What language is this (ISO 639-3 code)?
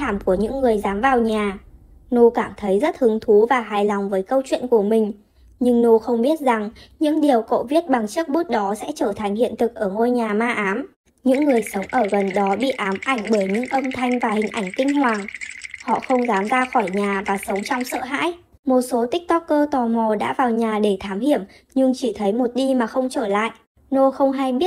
vie